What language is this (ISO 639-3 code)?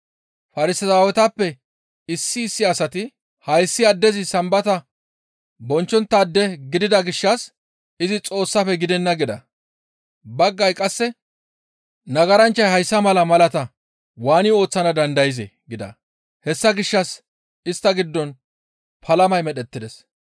gmv